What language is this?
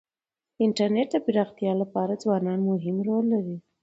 Pashto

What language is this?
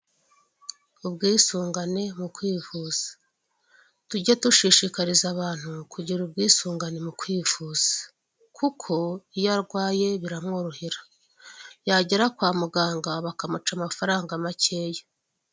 Kinyarwanda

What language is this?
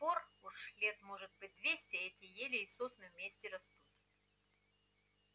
Russian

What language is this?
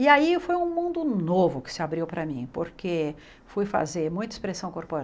Portuguese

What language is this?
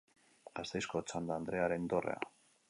Basque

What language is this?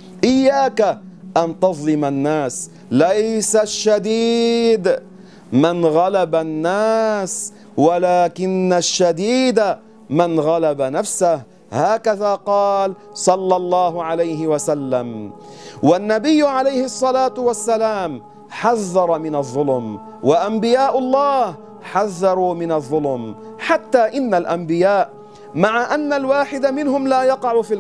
Arabic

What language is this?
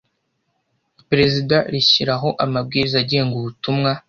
Kinyarwanda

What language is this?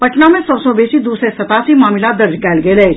Maithili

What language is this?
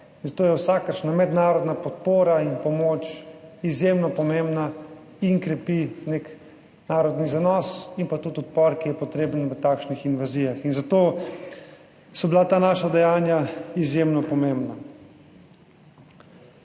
Slovenian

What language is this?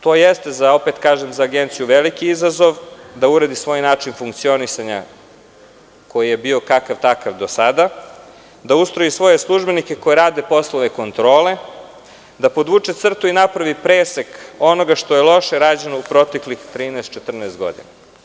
Serbian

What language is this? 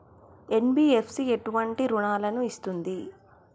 Telugu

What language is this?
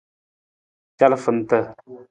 Nawdm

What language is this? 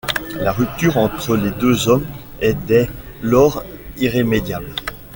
French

